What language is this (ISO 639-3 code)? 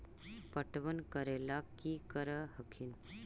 mag